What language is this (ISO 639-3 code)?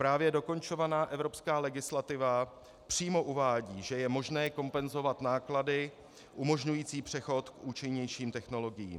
ces